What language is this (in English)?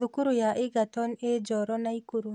Kikuyu